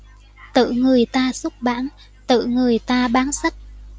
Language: Vietnamese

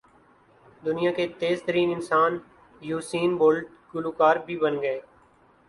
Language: Urdu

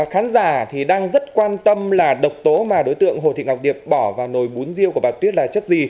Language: Vietnamese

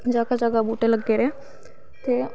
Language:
Dogri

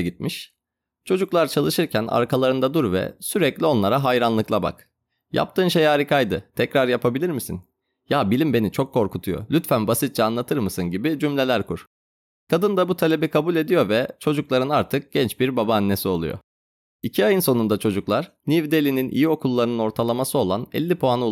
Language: Turkish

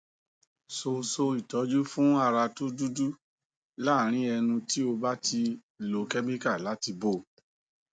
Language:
Yoruba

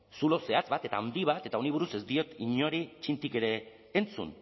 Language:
Basque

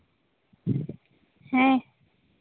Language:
Santali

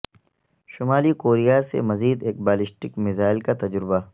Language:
Urdu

